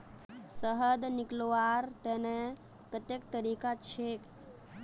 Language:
Magahi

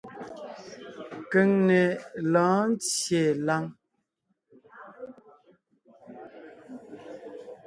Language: Ngiemboon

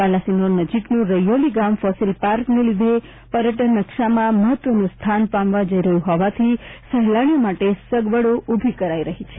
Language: Gujarati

